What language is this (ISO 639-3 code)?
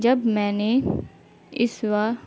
urd